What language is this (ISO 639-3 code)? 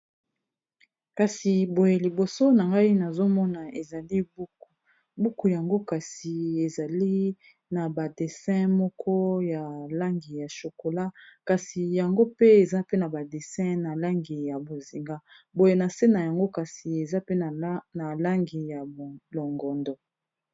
lin